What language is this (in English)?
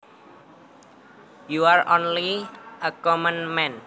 Javanese